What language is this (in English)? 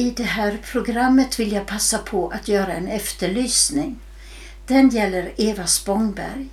Swedish